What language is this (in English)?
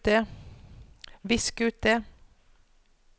Norwegian